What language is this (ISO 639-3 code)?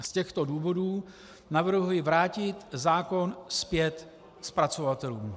ces